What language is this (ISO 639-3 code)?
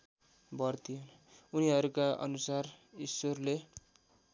nep